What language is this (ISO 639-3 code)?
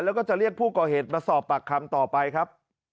tha